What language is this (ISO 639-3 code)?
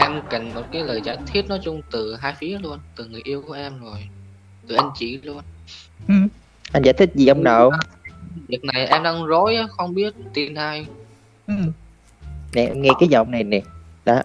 vie